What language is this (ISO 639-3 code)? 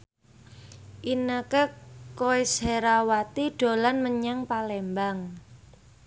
jav